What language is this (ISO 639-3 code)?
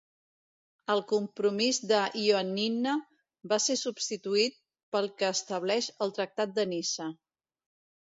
cat